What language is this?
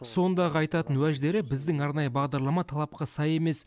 Kazakh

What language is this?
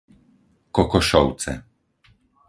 Slovak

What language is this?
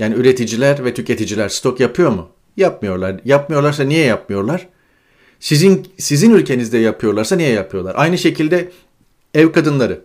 Turkish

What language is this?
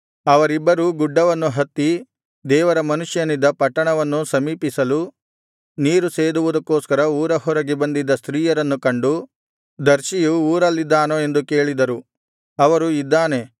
Kannada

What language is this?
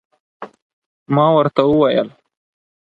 Pashto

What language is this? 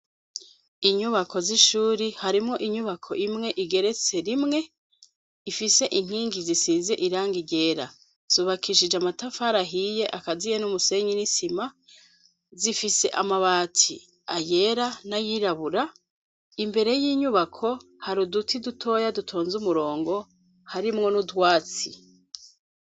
Rundi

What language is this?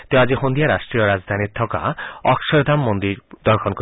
Assamese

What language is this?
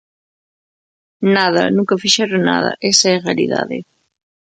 Galician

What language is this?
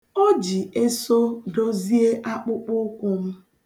Igbo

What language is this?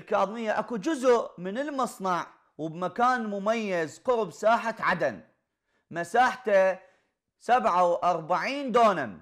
Arabic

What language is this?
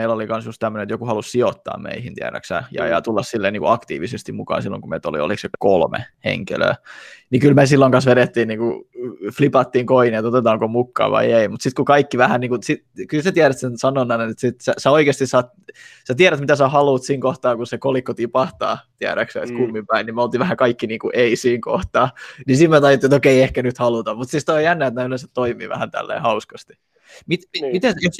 Finnish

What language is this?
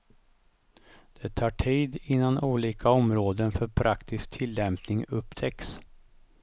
Swedish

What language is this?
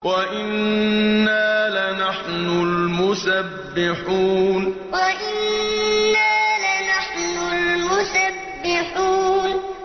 Arabic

